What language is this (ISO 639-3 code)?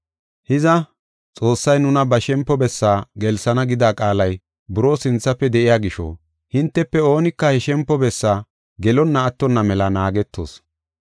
gof